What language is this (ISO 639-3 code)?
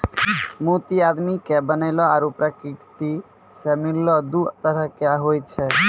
mai